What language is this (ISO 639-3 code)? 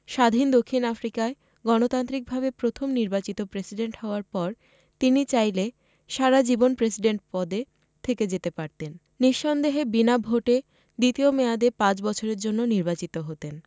ben